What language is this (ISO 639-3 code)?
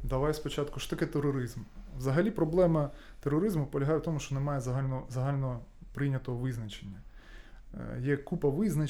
ukr